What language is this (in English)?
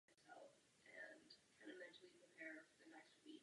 Czech